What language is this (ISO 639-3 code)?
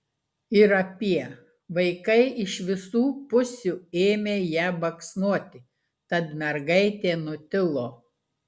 lit